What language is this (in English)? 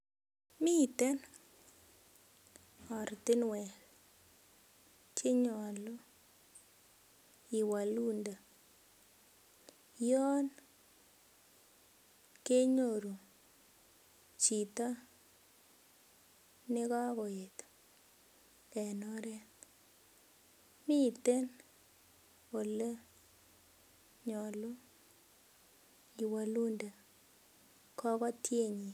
Kalenjin